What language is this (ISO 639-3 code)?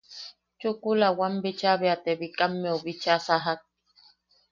yaq